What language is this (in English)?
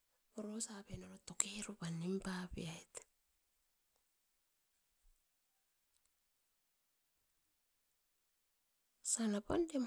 Askopan